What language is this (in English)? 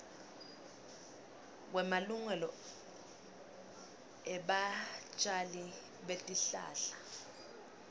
Swati